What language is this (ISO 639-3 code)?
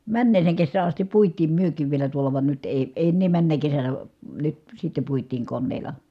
fin